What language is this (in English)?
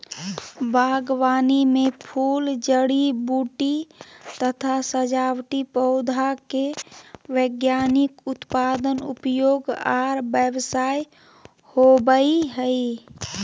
Magahi